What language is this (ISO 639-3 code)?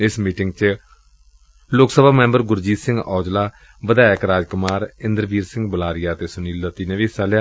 pan